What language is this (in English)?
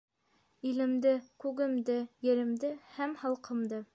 Bashkir